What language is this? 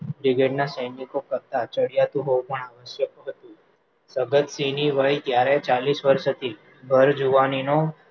Gujarati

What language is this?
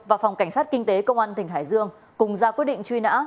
Vietnamese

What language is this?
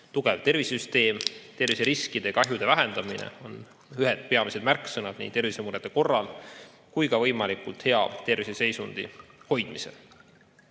Estonian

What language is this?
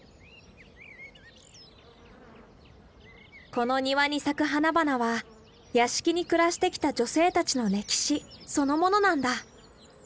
Japanese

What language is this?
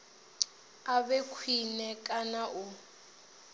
Venda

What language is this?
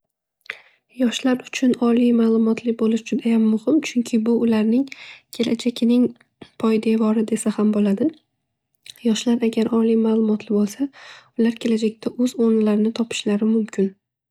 Uzbek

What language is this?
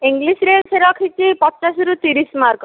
Odia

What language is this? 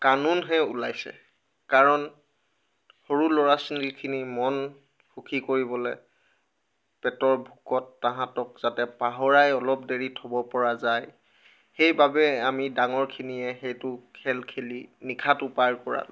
Assamese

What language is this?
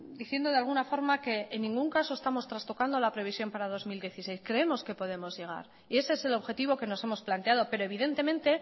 Spanish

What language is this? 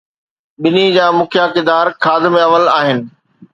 Sindhi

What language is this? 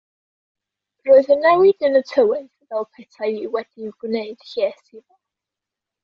Welsh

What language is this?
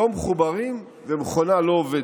Hebrew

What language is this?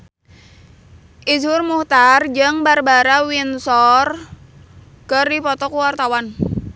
Sundanese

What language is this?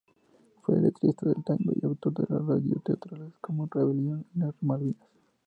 Spanish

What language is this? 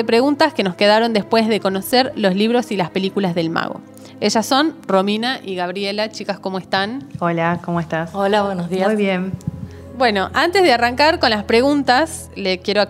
Spanish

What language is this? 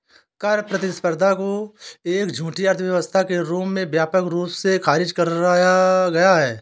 Hindi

